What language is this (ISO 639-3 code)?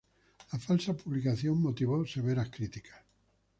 spa